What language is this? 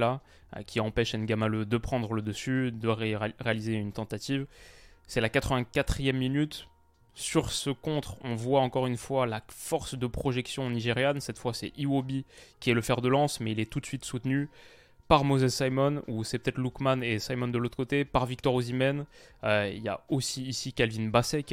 French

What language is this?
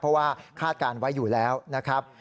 Thai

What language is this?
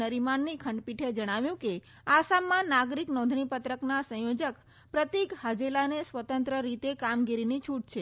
Gujarati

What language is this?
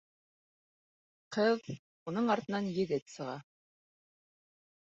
Bashkir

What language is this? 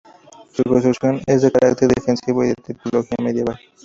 Spanish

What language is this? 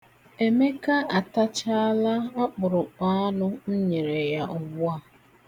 Igbo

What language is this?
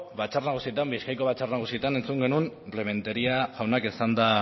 Basque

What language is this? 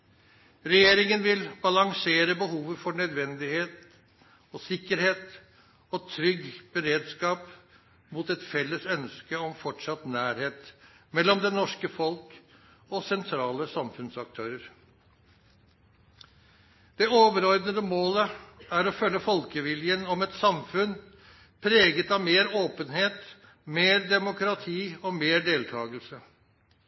Norwegian Nynorsk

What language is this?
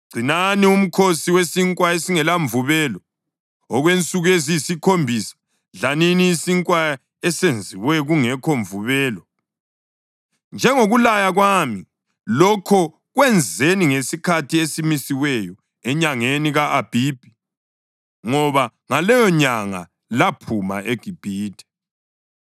North Ndebele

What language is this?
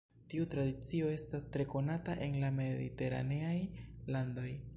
Esperanto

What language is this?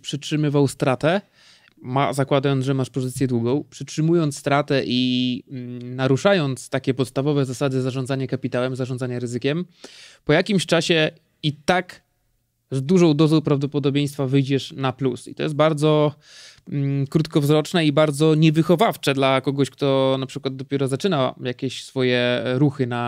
Polish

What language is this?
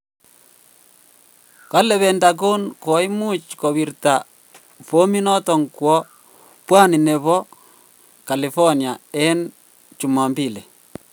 Kalenjin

